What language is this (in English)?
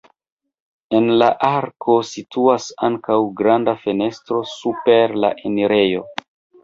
Esperanto